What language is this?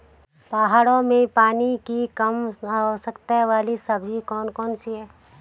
Hindi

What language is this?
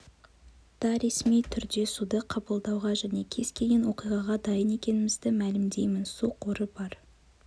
Kazakh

